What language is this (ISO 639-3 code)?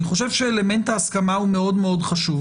heb